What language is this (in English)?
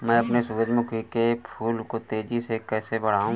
Hindi